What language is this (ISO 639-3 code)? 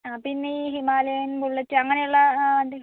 mal